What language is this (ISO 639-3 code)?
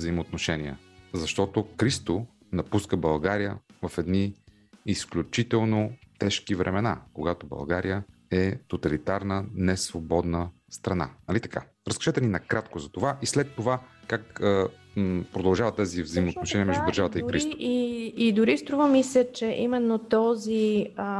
bul